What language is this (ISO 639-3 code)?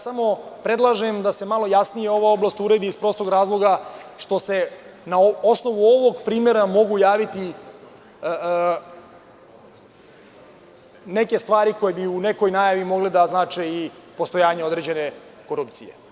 srp